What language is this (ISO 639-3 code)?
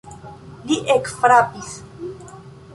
epo